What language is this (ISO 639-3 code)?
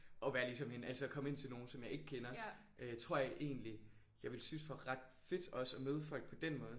dan